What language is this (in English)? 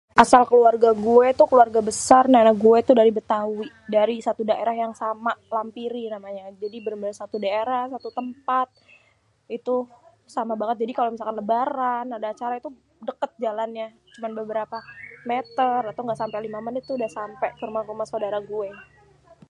Betawi